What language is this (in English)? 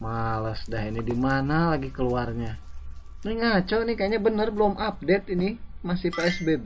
Indonesian